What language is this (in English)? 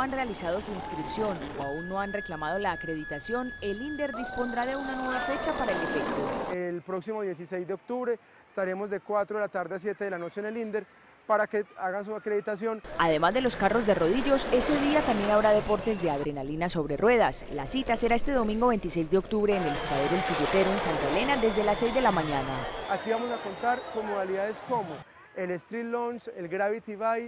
Spanish